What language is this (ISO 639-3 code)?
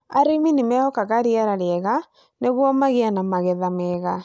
kik